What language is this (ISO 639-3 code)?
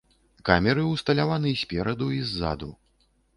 bel